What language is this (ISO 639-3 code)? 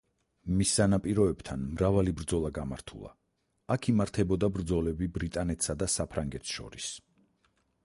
kat